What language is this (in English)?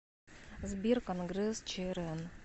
Russian